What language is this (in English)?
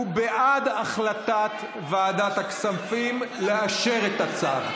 Hebrew